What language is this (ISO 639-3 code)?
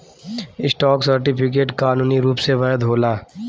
bho